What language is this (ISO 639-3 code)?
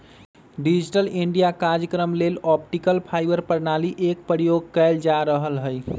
mag